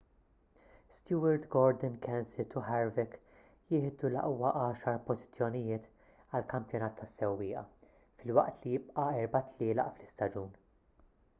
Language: Maltese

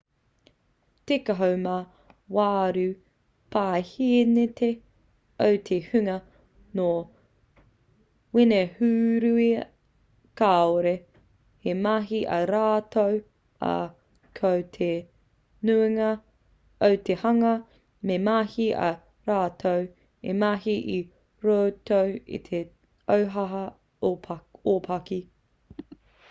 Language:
Māori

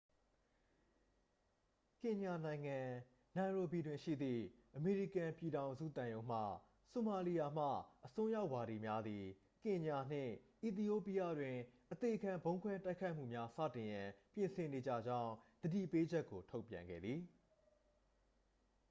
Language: Burmese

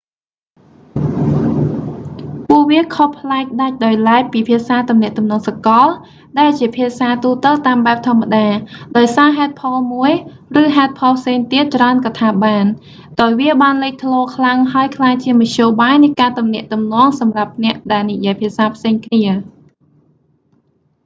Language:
Khmer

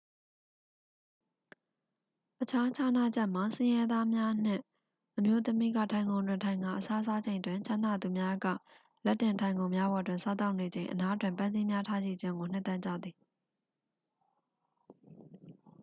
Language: Burmese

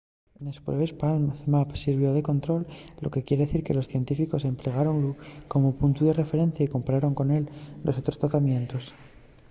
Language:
Asturian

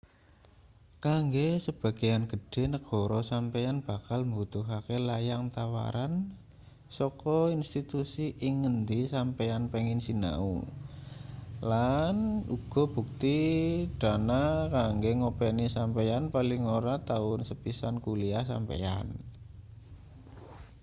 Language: Javanese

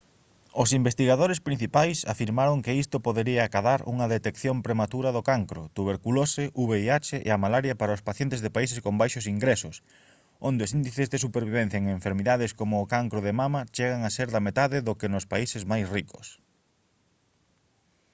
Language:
Galician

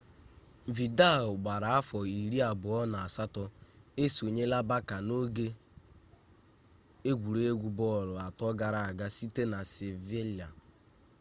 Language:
Igbo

